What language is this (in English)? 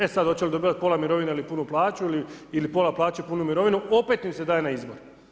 Croatian